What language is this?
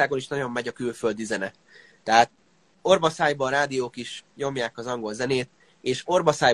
Hungarian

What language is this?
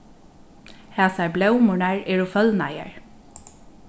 Faroese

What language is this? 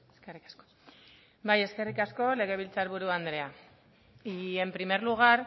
Basque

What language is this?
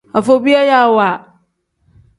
Tem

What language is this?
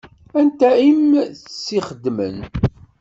Kabyle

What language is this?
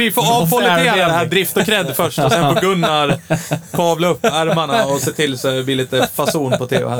Swedish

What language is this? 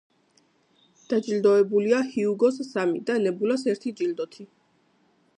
Georgian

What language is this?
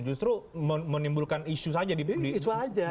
Indonesian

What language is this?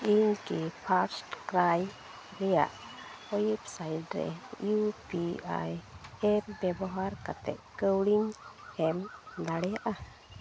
Santali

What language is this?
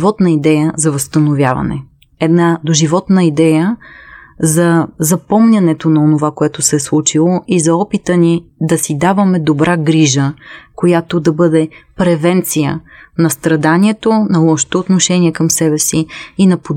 Bulgarian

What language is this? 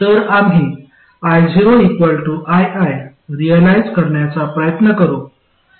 Marathi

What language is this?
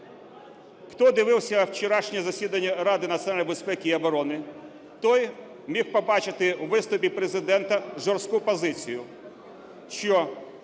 Ukrainian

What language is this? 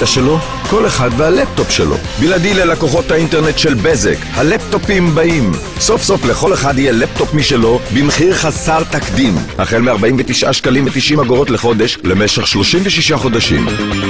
Hebrew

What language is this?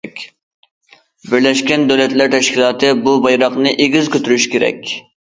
Uyghur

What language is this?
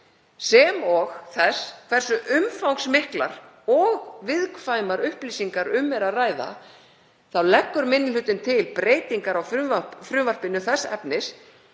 Icelandic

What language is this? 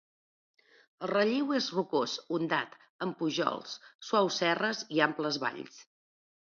Catalan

